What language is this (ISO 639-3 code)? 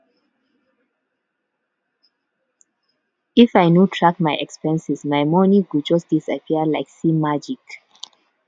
pcm